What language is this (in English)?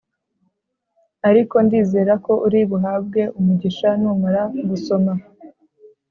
Kinyarwanda